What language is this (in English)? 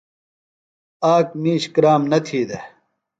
Phalura